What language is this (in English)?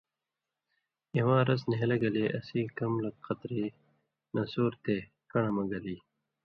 Indus Kohistani